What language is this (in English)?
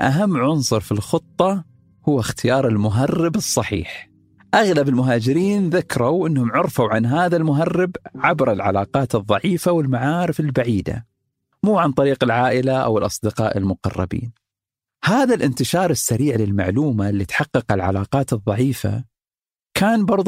Arabic